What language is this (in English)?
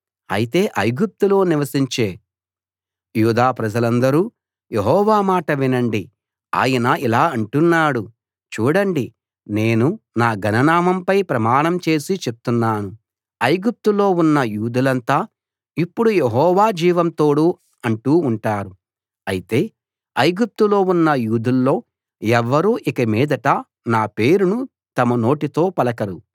Telugu